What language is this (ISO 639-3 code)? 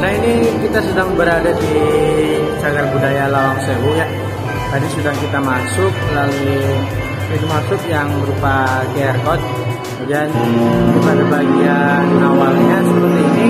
ind